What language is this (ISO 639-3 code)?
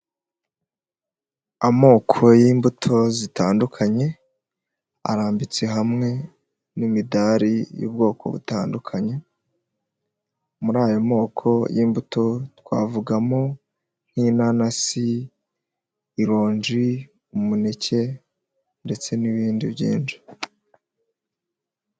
kin